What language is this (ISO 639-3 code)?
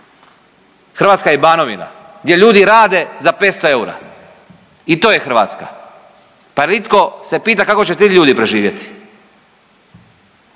hrv